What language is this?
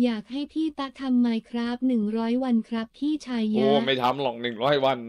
Thai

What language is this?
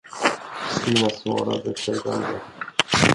Swedish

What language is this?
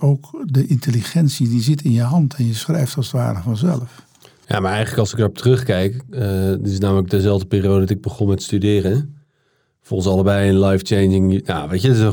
Dutch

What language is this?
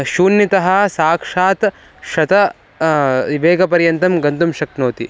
Sanskrit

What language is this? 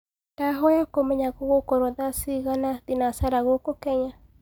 Kikuyu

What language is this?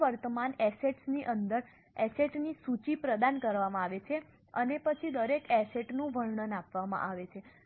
Gujarati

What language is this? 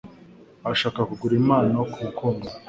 Kinyarwanda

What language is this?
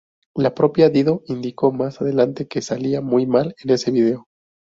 Spanish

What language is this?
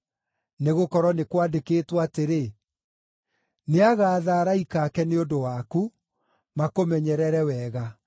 Kikuyu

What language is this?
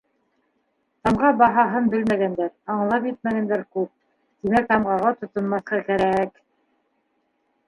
Bashkir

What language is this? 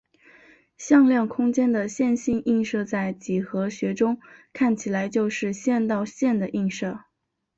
Chinese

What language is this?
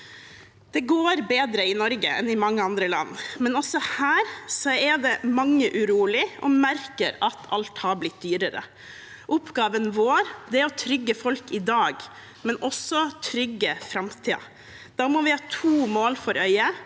Norwegian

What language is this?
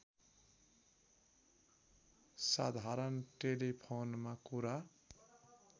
Nepali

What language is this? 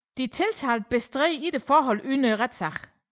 Danish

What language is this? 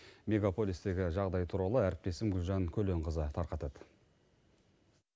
Kazakh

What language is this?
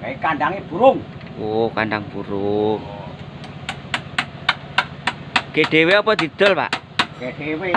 Indonesian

